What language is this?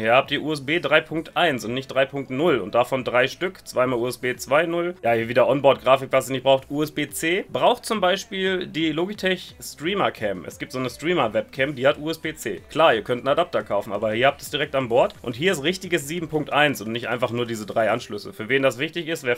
German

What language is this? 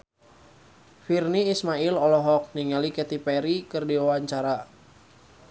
Sundanese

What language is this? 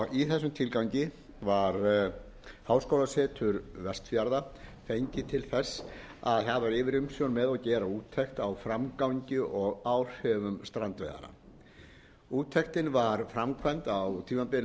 Icelandic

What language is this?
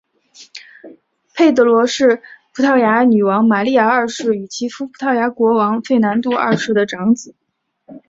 Chinese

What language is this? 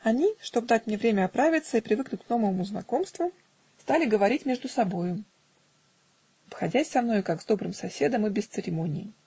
Russian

